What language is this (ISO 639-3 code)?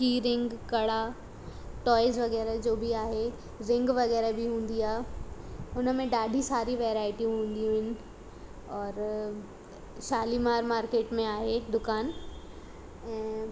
snd